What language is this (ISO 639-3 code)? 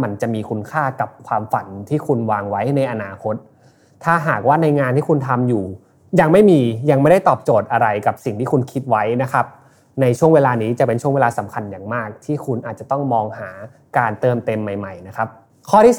tha